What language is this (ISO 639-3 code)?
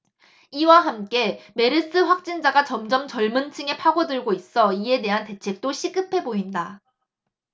kor